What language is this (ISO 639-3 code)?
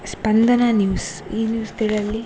kan